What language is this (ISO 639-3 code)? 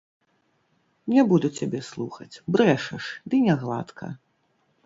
bel